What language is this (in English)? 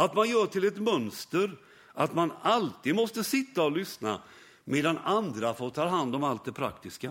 Swedish